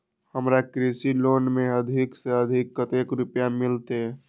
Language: Maithili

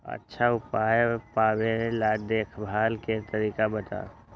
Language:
Magahi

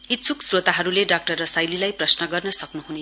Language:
Nepali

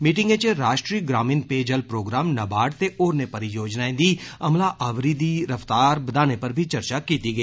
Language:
Dogri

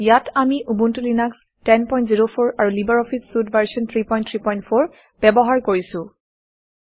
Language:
Assamese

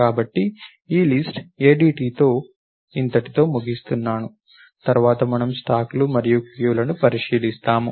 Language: Telugu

